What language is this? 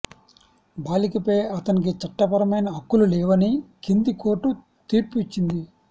Telugu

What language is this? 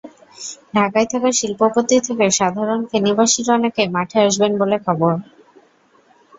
Bangla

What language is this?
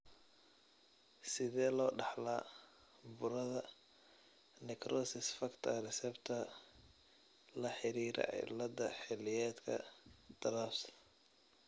Somali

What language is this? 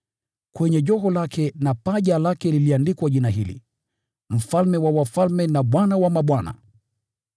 Swahili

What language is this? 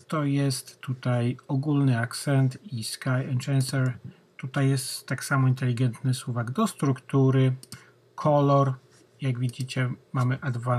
Polish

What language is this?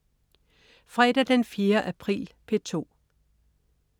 Danish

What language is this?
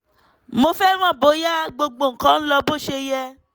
Yoruba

